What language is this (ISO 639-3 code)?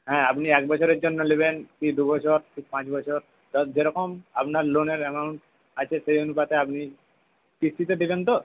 ben